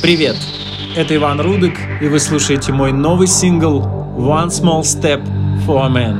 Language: Russian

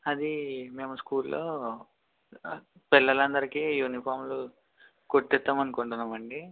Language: Telugu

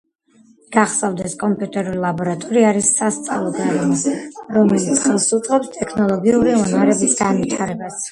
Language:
Georgian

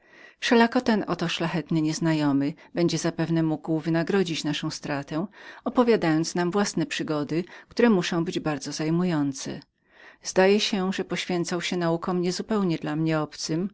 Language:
Polish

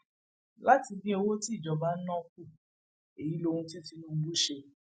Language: Yoruba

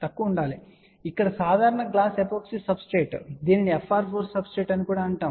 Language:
Telugu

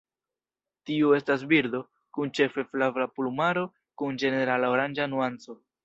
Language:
Esperanto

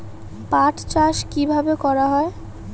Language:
Bangla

